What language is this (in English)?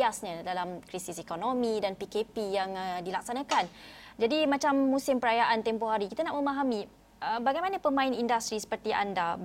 Malay